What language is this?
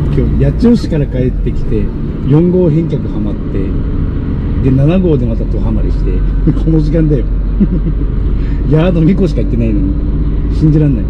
Japanese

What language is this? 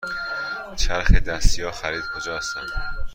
Persian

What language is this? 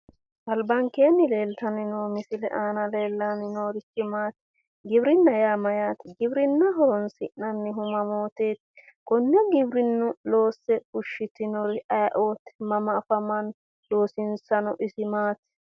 Sidamo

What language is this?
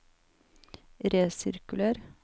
Norwegian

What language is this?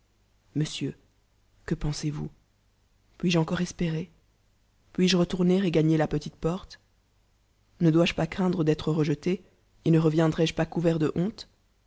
French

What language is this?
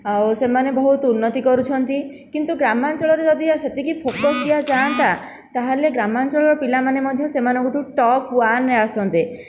Odia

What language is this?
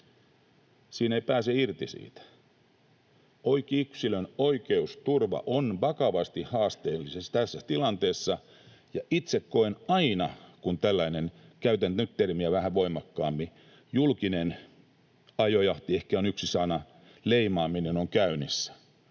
Finnish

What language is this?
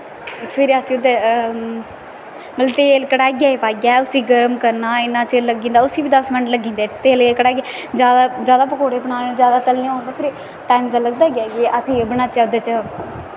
Dogri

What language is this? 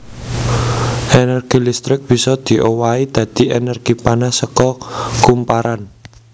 Javanese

